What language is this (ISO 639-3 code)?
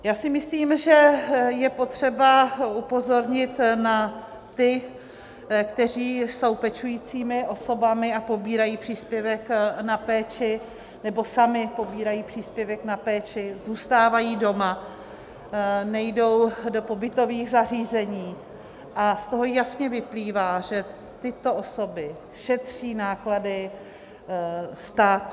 ces